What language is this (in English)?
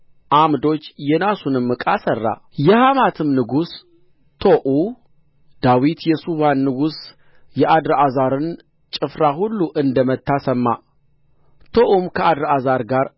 Amharic